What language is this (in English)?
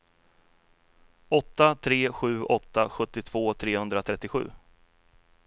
Swedish